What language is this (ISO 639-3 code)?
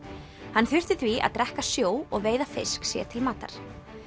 isl